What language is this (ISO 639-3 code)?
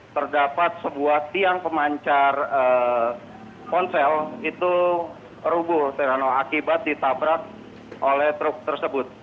ind